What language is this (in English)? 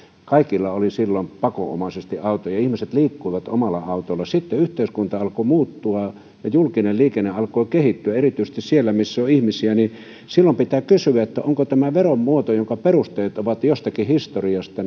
Finnish